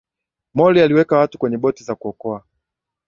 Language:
Swahili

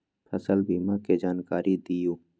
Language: Magahi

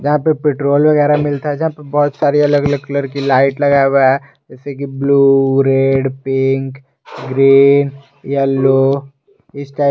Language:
Hindi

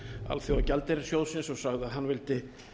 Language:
Icelandic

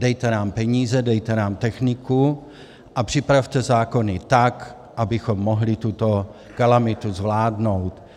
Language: Czech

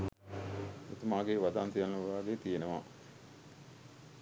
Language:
Sinhala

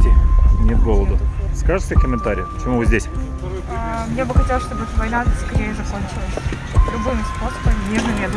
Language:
Russian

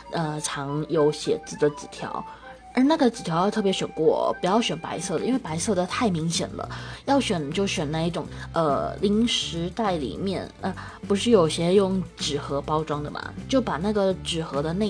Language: Chinese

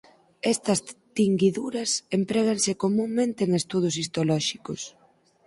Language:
Galician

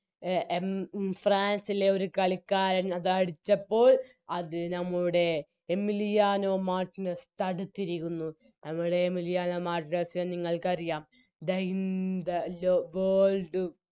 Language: Malayalam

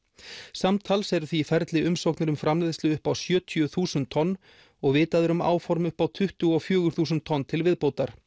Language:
Icelandic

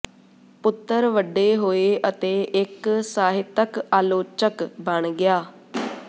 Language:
Punjabi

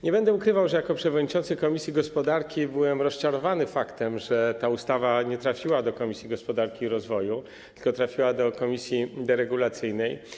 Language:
Polish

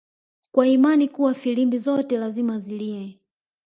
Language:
Swahili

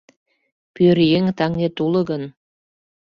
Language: Mari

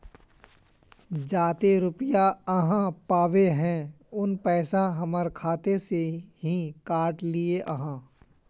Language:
Magahi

